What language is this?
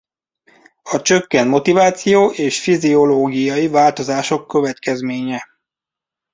Hungarian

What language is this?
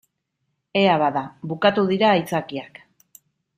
Basque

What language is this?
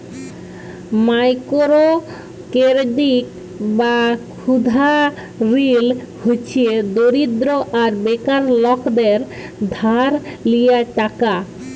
Bangla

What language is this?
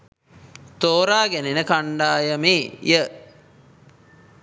Sinhala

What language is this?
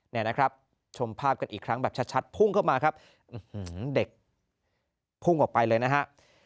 Thai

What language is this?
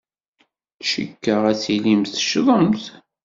Kabyle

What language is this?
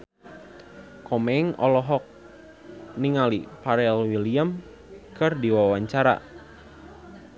Sundanese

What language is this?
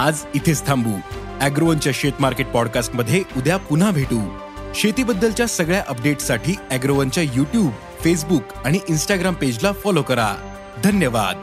Marathi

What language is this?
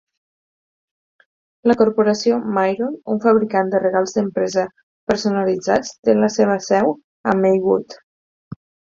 Catalan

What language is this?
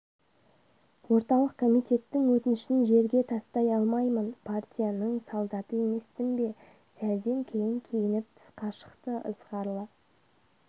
Kazakh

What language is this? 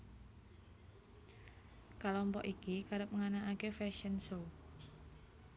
Javanese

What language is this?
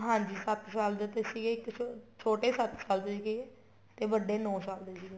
Punjabi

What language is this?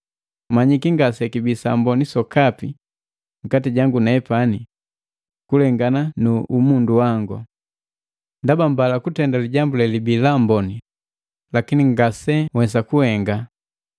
Matengo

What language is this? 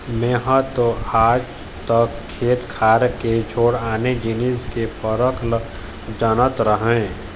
Chhattisgarhi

